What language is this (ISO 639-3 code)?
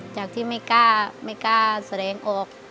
tha